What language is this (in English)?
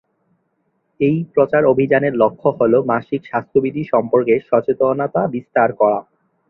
Bangla